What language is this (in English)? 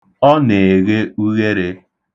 Igbo